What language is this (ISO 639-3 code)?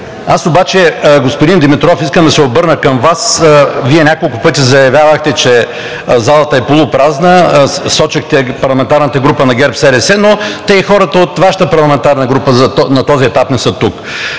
bul